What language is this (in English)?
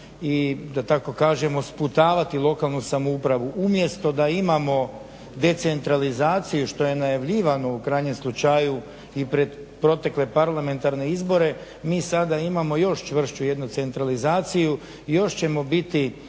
Croatian